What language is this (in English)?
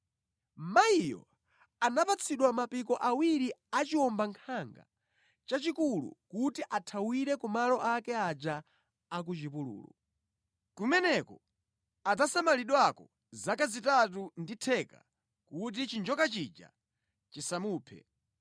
Nyanja